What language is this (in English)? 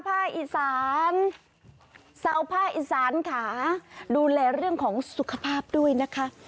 Thai